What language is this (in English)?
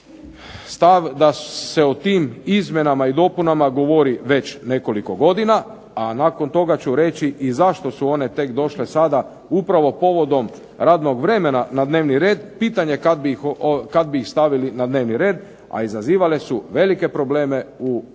Croatian